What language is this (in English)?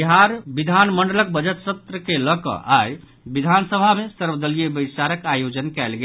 Maithili